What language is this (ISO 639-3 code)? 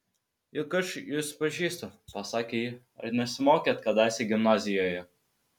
lit